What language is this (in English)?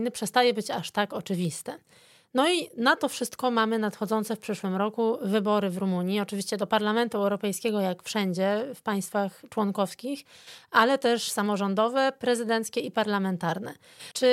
Polish